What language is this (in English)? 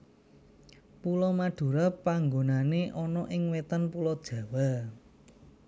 Javanese